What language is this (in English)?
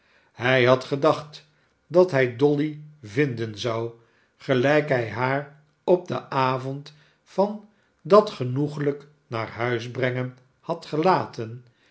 Dutch